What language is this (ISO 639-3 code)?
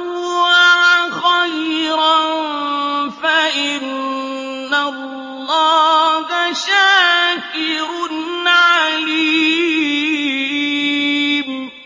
ara